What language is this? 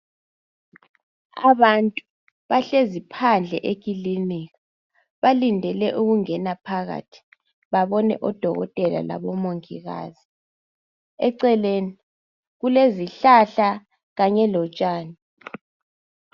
North Ndebele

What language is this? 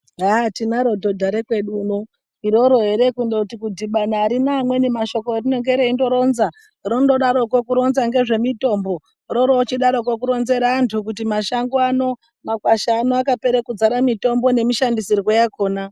Ndau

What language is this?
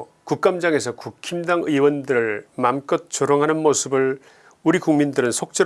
Korean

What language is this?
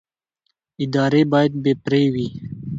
Pashto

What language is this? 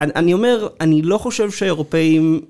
Hebrew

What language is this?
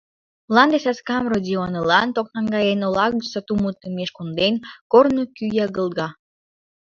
Mari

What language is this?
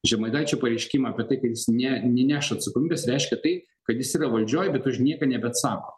Lithuanian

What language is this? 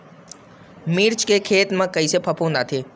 Chhattisgarhi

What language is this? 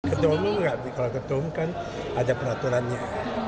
Indonesian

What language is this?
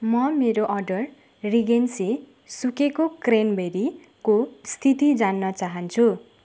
Nepali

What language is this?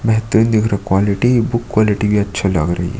Hindi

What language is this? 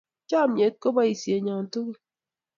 Kalenjin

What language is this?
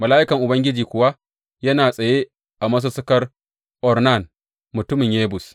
Hausa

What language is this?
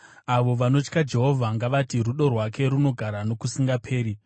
Shona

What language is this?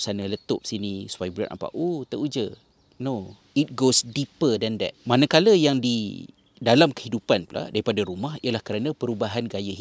Malay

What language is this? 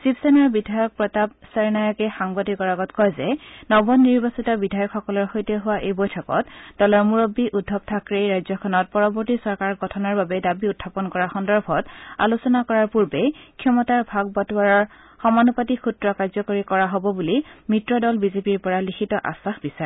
Assamese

